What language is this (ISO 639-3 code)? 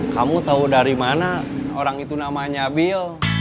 ind